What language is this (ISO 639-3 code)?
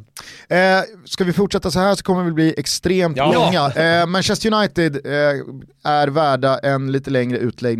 swe